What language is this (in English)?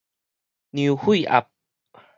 Min Nan Chinese